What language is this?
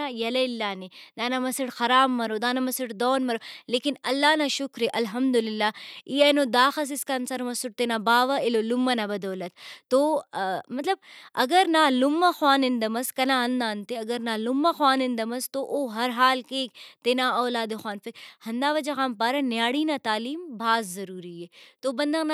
Brahui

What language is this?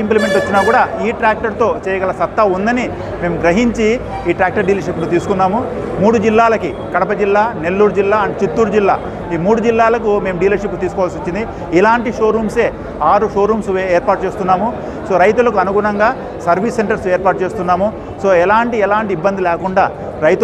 Dutch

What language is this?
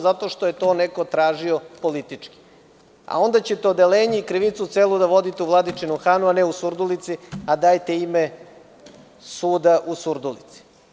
Serbian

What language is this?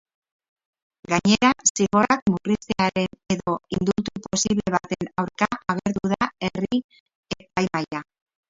Basque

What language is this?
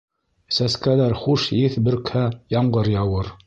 Bashkir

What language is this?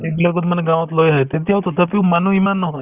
Assamese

